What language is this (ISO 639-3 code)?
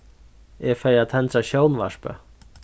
fao